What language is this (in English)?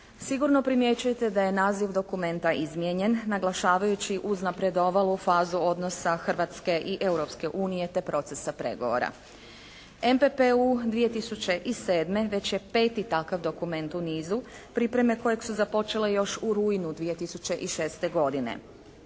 Croatian